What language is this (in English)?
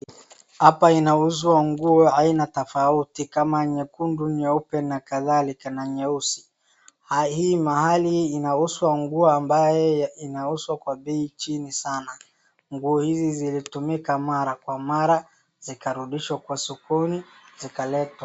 Swahili